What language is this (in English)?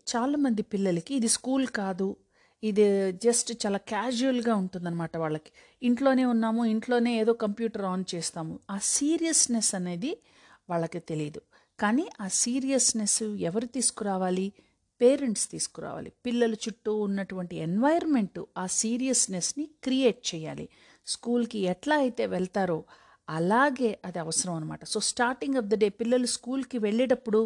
Telugu